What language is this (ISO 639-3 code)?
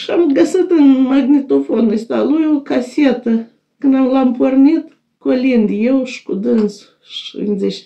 ron